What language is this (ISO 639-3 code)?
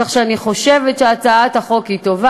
heb